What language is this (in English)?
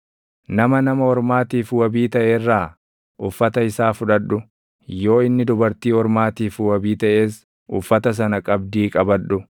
Oromo